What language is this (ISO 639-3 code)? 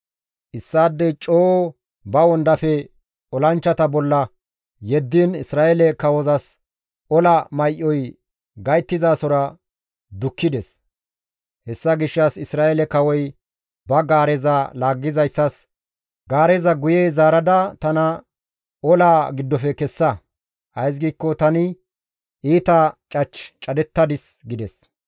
gmv